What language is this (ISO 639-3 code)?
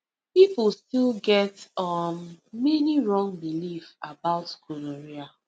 pcm